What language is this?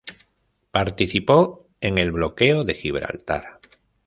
Spanish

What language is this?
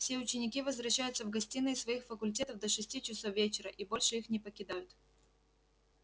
Russian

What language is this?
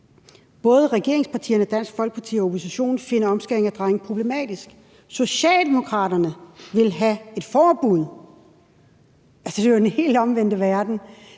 Danish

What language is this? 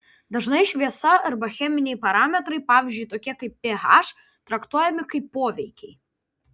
Lithuanian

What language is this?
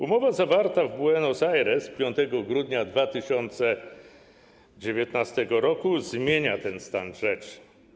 Polish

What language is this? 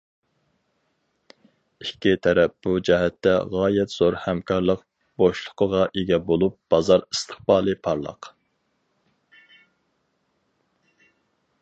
Uyghur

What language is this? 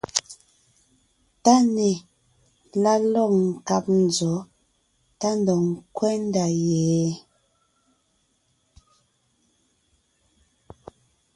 Ngiemboon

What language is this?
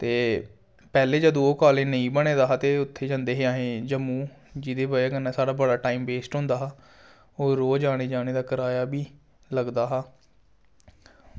Dogri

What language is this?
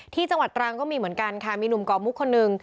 Thai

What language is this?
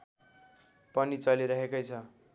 Nepali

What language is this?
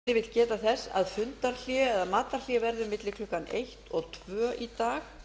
Icelandic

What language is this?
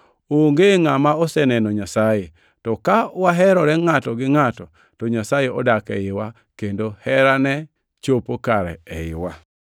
Luo (Kenya and Tanzania)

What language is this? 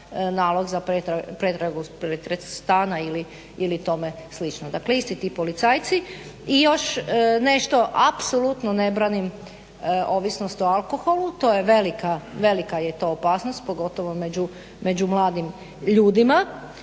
Croatian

